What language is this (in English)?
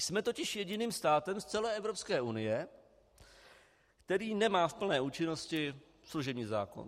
Czech